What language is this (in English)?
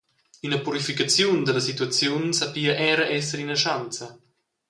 Romansh